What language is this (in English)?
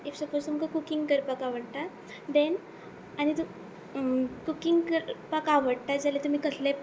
Konkani